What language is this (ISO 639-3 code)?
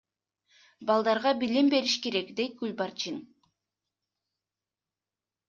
kir